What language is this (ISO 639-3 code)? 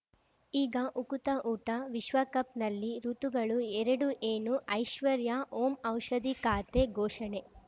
kan